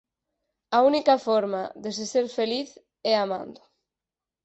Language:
Galician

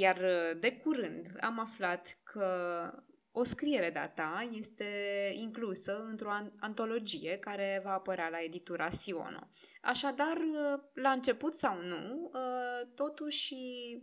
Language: Romanian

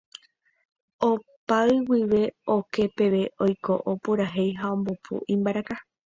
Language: Guarani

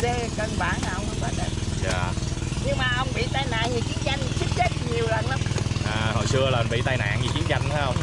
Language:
Vietnamese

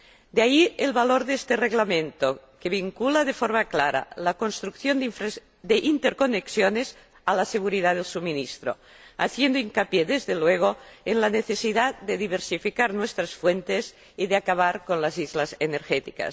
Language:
Spanish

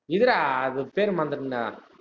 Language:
Tamil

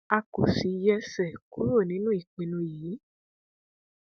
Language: Yoruba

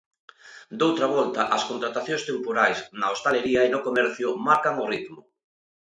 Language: Galician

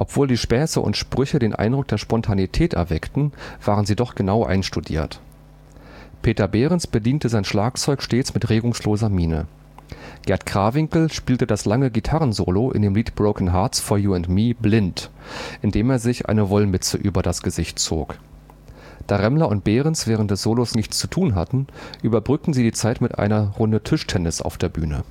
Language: German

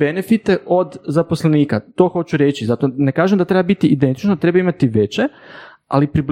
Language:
Croatian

